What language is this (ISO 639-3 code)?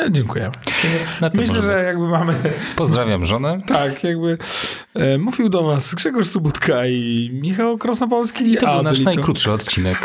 pol